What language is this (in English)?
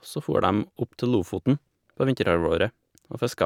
Norwegian